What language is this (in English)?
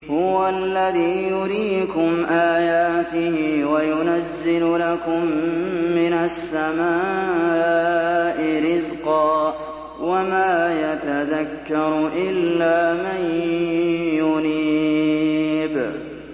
Arabic